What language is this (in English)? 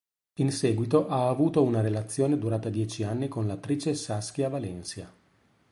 Italian